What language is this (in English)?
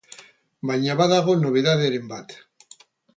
Basque